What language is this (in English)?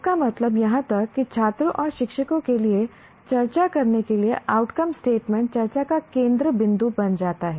Hindi